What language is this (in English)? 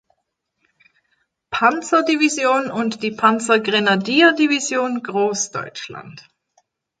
German